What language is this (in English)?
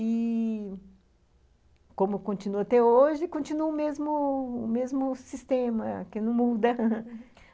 Portuguese